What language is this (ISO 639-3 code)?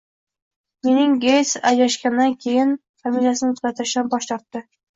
uzb